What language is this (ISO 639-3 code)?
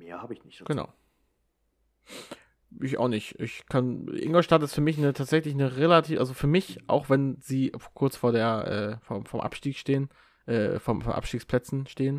deu